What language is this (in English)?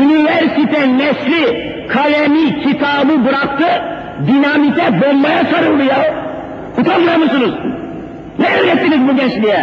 Turkish